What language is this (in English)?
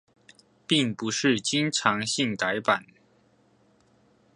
Chinese